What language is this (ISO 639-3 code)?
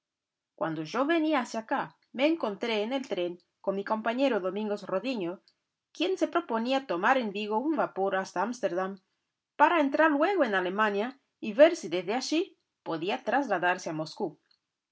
spa